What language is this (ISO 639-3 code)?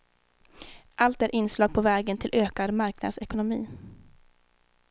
swe